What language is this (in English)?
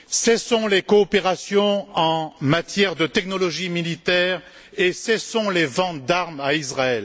French